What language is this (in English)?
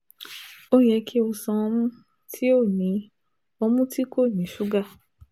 Yoruba